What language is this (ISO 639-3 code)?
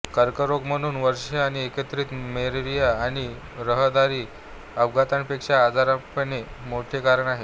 mar